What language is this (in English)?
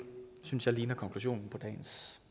Danish